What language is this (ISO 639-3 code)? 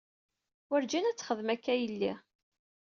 kab